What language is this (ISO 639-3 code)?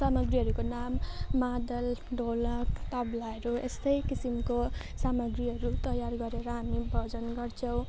nep